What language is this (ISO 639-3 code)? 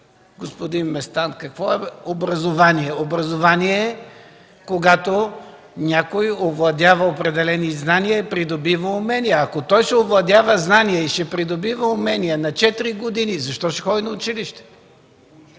bul